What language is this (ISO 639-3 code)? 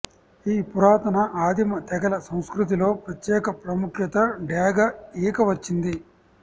tel